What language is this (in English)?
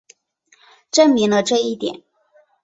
Chinese